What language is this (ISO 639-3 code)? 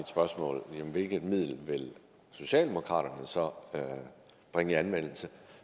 dan